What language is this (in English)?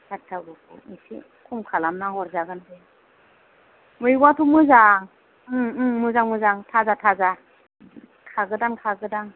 Bodo